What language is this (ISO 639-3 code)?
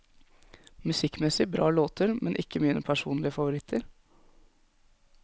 nor